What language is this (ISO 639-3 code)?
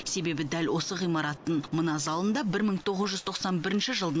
kaz